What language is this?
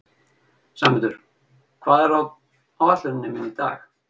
Icelandic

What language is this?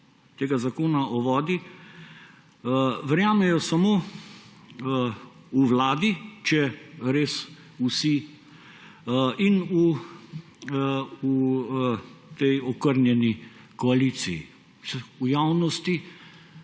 Slovenian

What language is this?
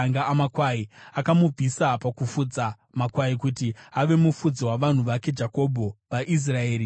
Shona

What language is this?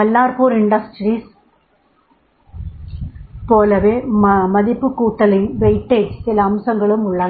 Tamil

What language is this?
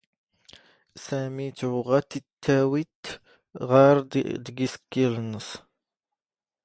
Standard Moroccan Tamazight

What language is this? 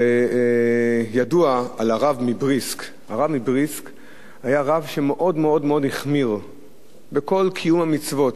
Hebrew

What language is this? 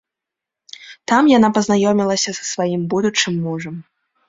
Belarusian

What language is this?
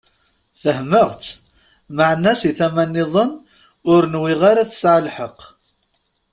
Kabyle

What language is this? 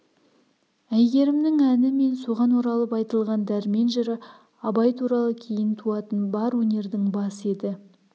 Kazakh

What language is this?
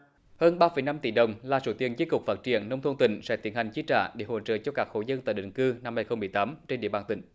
Vietnamese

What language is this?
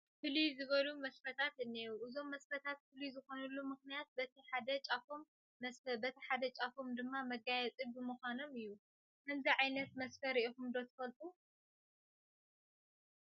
Tigrinya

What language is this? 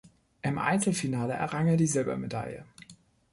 German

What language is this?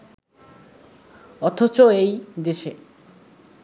Bangla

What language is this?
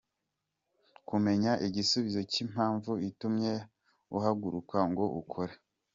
Kinyarwanda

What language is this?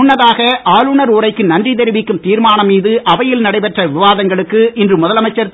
Tamil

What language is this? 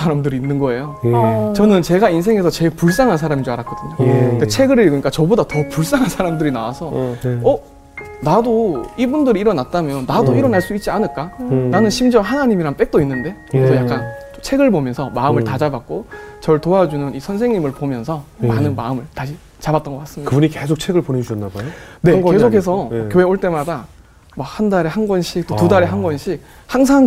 Korean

